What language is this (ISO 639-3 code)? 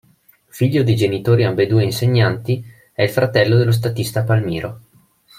ita